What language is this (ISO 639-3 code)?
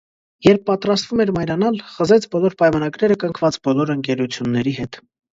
hye